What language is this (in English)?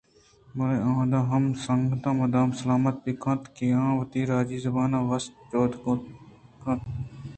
Eastern Balochi